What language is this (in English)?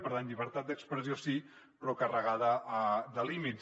Catalan